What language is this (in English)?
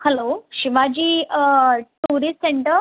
Konkani